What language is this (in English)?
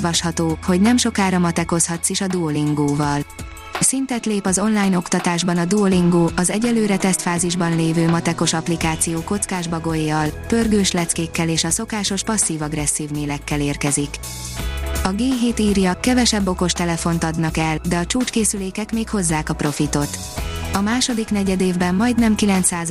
Hungarian